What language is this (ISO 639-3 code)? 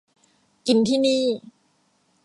tha